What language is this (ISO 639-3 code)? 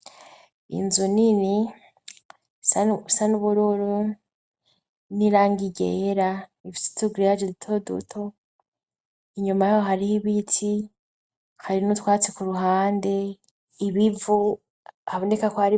run